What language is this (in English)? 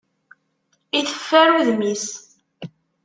Kabyle